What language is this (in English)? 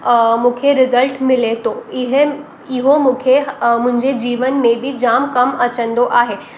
Sindhi